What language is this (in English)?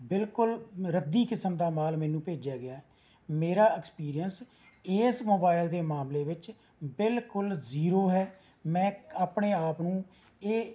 Punjabi